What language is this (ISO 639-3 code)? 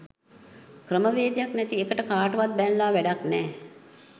sin